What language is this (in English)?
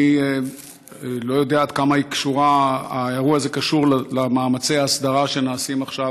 Hebrew